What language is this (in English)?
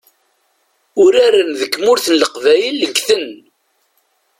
Kabyle